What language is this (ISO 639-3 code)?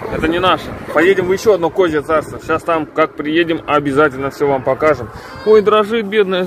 rus